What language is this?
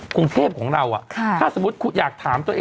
Thai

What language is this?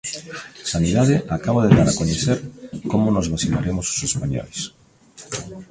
Galician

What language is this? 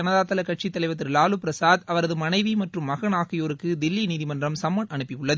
Tamil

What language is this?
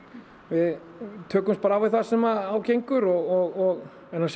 Icelandic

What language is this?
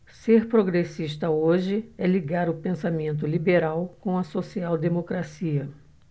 Portuguese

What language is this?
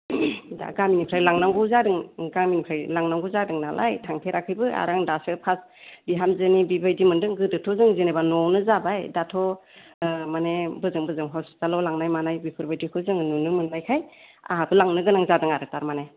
Bodo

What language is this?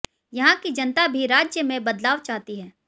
Hindi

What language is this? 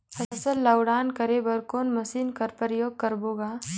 Chhattisgarhi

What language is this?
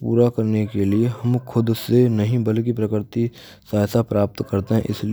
Braj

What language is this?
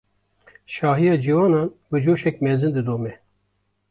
Kurdish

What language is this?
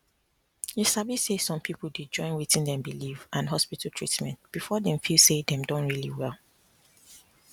Nigerian Pidgin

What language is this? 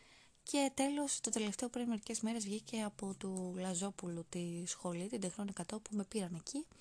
Greek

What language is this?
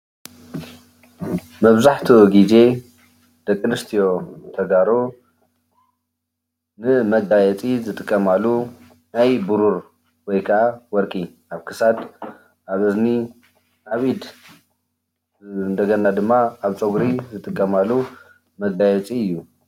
Tigrinya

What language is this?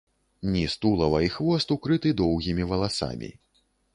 Belarusian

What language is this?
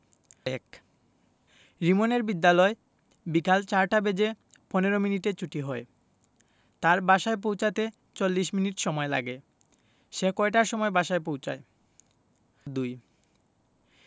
Bangla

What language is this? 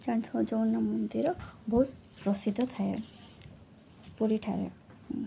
Odia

